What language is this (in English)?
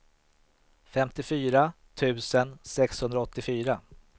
Swedish